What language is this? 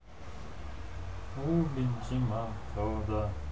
Russian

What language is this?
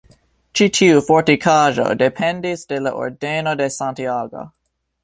Esperanto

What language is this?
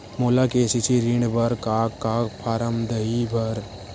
Chhattisgarhi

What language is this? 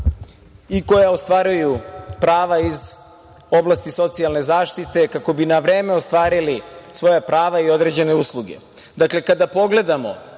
Serbian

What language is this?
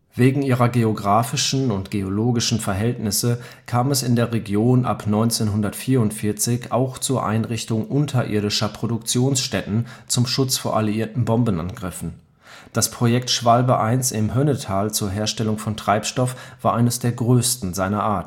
German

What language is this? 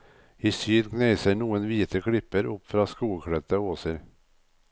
Norwegian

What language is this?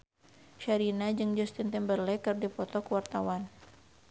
Sundanese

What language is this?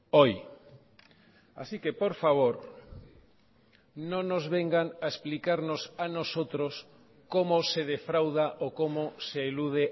Spanish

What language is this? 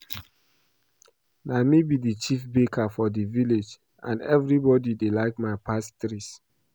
Nigerian Pidgin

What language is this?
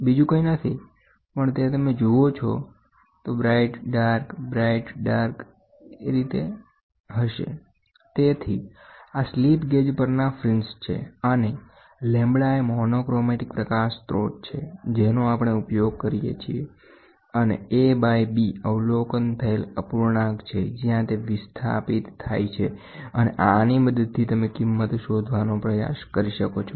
Gujarati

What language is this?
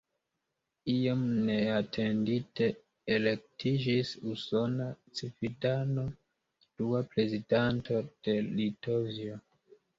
Esperanto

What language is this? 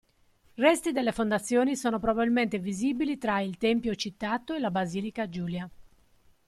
Italian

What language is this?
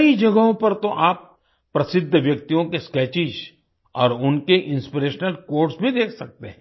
Hindi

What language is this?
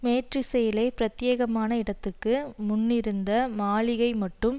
Tamil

